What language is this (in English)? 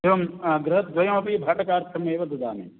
Sanskrit